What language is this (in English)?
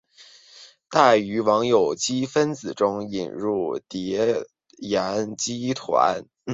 Chinese